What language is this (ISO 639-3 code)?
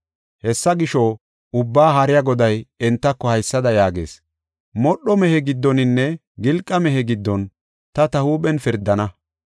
gof